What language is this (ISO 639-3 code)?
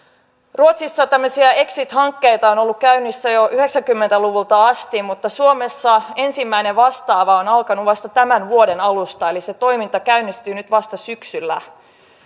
fin